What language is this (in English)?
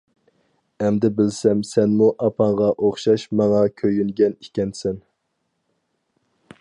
Uyghur